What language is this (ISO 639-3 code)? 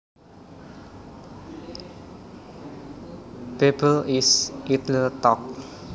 jav